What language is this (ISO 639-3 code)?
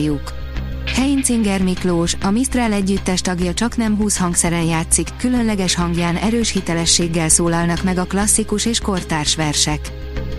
hun